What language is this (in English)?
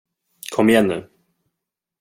Swedish